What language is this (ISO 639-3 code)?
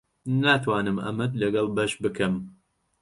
ckb